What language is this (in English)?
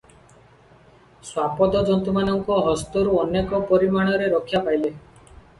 Odia